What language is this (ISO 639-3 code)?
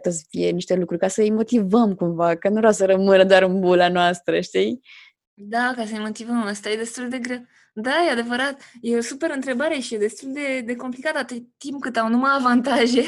ron